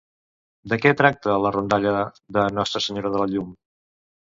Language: Catalan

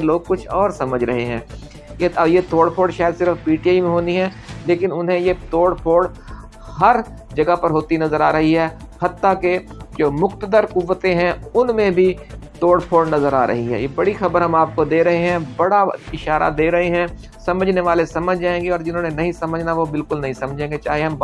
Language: Urdu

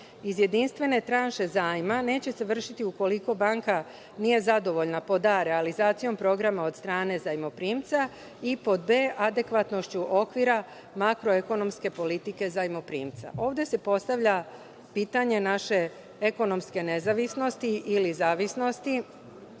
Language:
Serbian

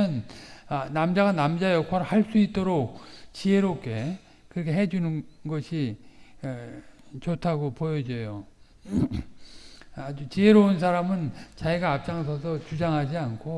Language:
Korean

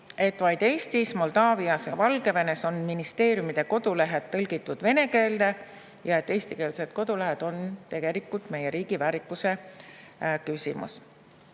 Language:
Estonian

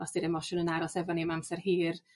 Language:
Welsh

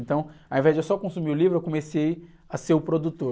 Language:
Portuguese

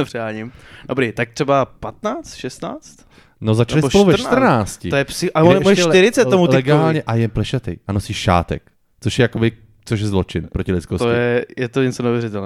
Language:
Czech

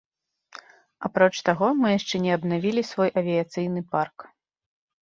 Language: Belarusian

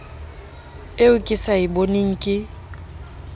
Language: Southern Sotho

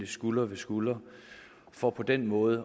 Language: Danish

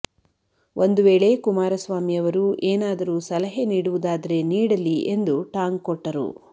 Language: Kannada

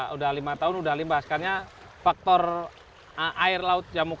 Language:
Indonesian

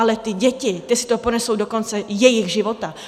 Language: Czech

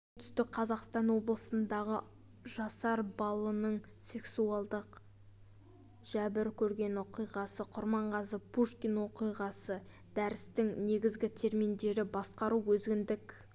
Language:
Kazakh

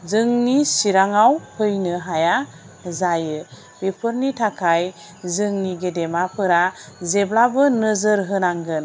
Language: Bodo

